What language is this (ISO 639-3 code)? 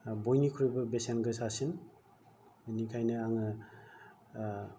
brx